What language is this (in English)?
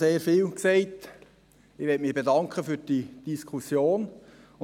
Swiss German